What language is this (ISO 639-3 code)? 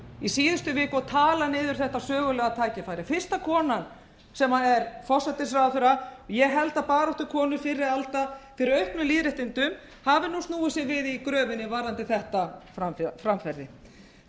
isl